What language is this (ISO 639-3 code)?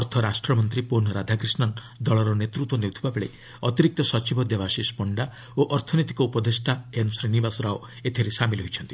ori